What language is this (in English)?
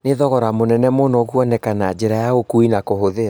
Kikuyu